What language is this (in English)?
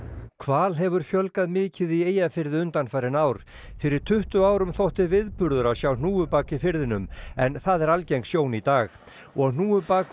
Icelandic